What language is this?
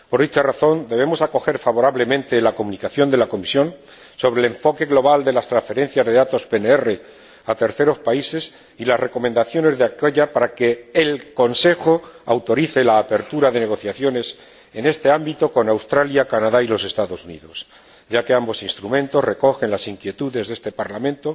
Spanish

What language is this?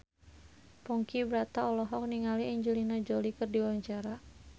Sundanese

